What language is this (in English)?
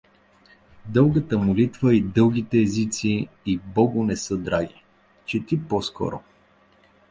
Bulgarian